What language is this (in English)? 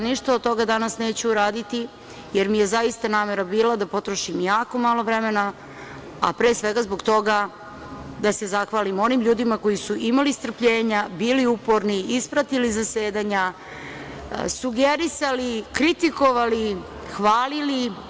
Serbian